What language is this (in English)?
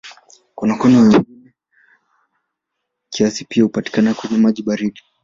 Swahili